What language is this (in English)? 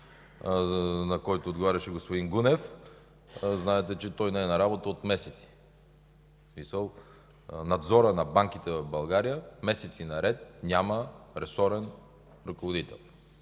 Bulgarian